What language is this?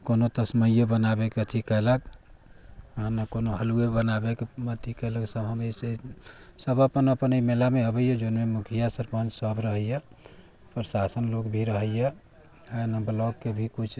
Maithili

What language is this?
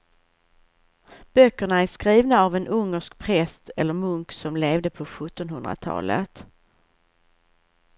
Swedish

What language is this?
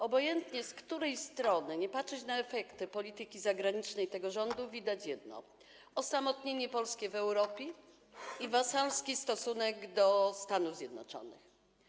Polish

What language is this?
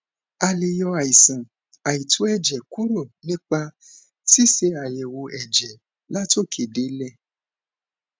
Yoruba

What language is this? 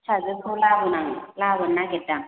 Bodo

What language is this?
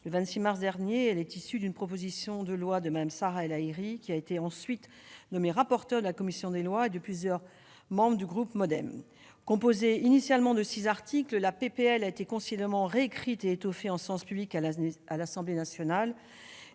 French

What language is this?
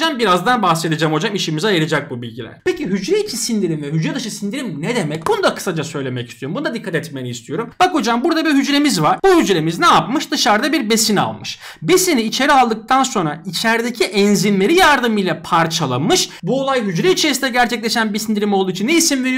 Turkish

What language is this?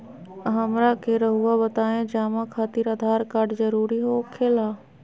Magahi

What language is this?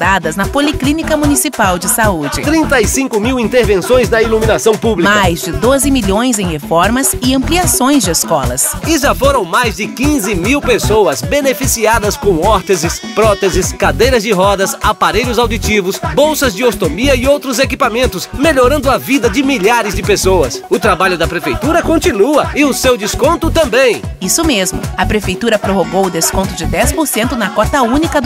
Portuguese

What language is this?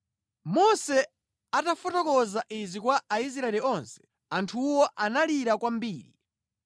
Nyanja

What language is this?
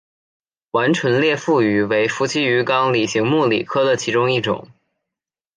Chinese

